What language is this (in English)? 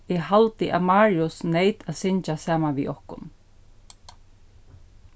Faroese